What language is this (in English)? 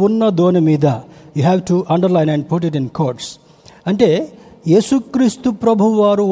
Telugu